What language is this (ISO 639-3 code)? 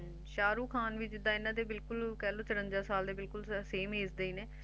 pan